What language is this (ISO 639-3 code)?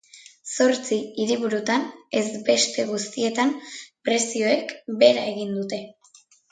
eus